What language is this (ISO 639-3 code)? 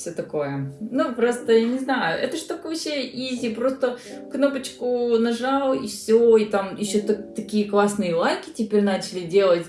rus